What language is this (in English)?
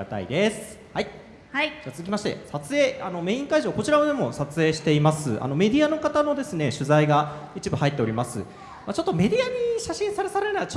Japanese